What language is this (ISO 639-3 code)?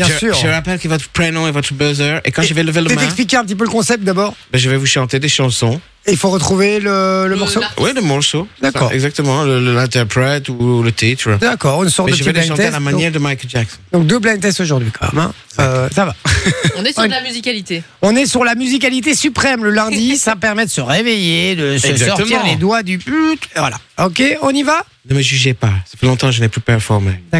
fra